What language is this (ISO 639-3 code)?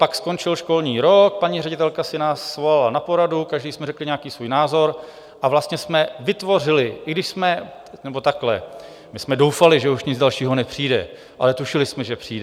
ces